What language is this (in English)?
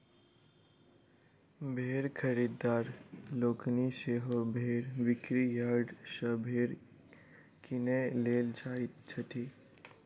Maithili